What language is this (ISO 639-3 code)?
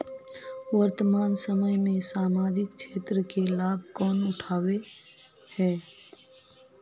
mag